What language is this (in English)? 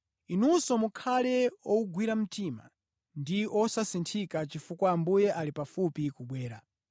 Nyanja